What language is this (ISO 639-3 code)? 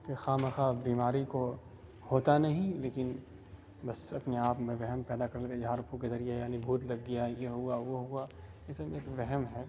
urd